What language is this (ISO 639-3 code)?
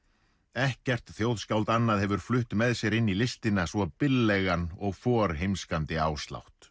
isl